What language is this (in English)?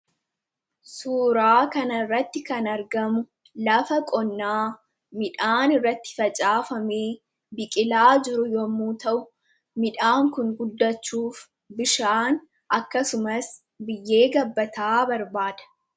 Oromo